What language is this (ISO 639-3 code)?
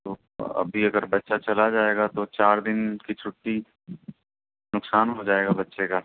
urd